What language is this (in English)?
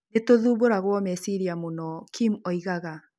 Kikuyu